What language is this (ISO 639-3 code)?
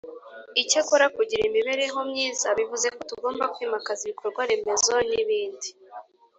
kin